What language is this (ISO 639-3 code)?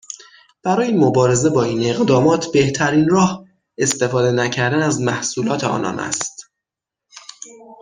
fas